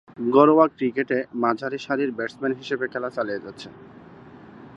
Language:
Bangla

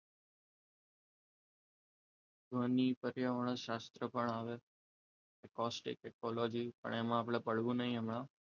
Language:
Gujarati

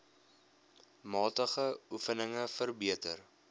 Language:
Afrikaans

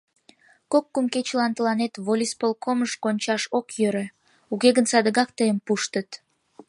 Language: Mari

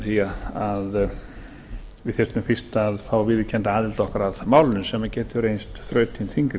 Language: Icelandic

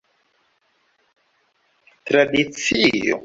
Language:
Esperanto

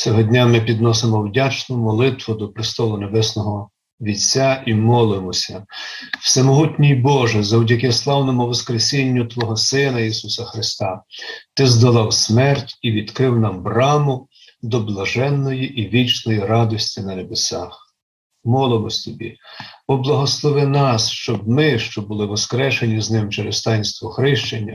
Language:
Ukrainian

